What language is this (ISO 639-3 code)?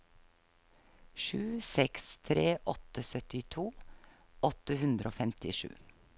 nor